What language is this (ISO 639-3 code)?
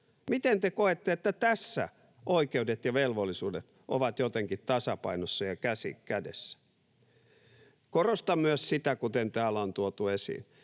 fin